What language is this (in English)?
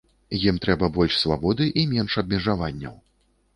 Belarusian